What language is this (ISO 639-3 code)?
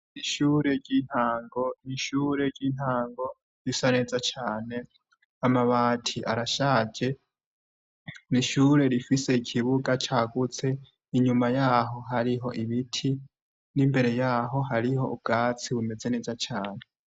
run